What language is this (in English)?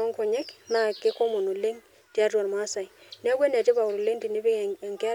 Masai